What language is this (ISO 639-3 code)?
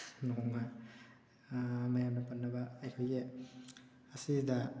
mni